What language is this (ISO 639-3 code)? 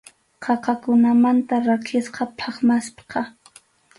qxu